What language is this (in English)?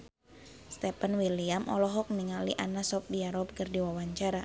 Sundanese